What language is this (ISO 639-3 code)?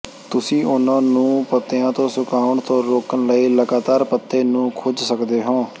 pan